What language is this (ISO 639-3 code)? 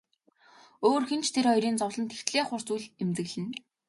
mon